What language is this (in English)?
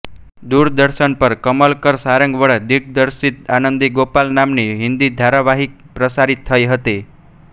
Gujarati